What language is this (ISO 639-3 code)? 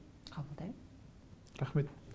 kaz